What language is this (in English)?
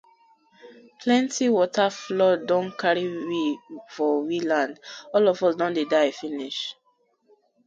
Nigerian Pidgin